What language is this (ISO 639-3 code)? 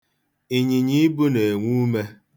ibo